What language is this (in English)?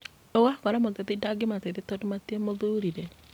Kikuyu